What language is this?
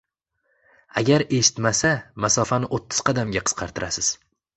Uzbek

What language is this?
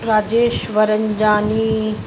Sindhi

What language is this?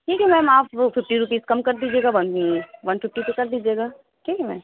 Urdu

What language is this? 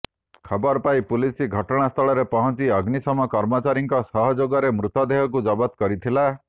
Odia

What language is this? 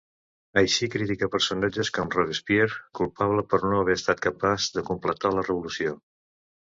Catalan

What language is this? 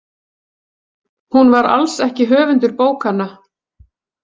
Icelandic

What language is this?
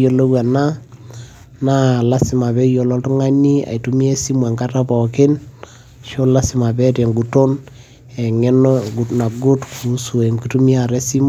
Masai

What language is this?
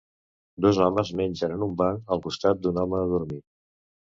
Catalan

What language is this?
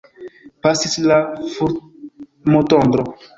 Esperanto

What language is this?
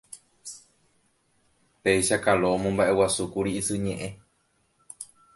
Guarani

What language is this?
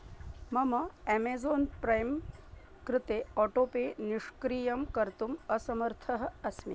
Sanskrit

